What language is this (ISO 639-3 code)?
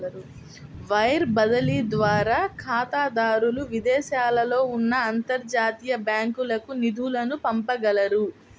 tel